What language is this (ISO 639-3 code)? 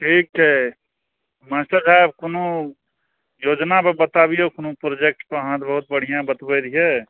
mai